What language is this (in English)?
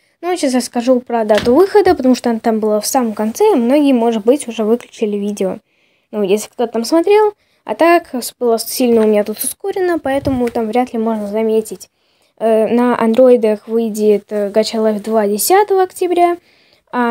Russian